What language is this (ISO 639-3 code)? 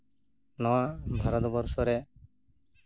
sat